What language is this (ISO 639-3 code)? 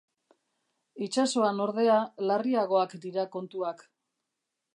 eus